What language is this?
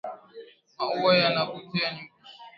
Swahili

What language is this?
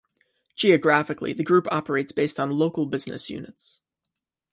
English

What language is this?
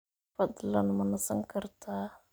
Somali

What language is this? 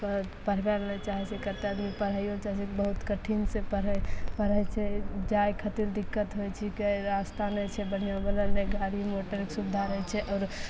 Maithili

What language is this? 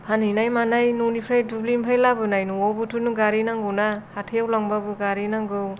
Bodo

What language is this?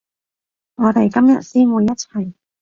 Cantonese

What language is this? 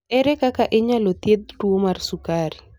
Luo (Kenya and Tanzania)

